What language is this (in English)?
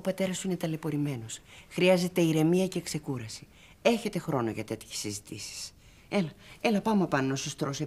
Greek